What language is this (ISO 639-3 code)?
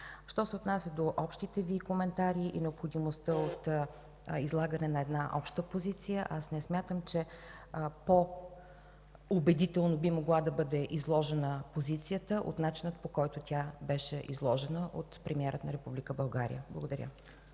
bul